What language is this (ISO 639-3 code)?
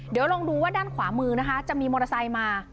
tha